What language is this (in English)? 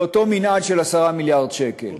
Hebrew